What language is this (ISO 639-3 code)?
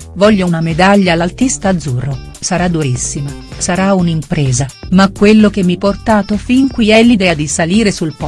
ita